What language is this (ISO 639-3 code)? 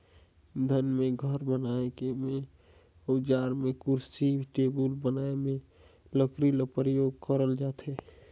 hne